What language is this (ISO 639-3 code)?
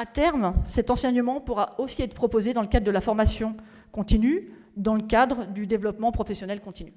fra